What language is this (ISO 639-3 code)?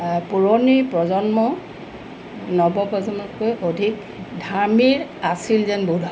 asm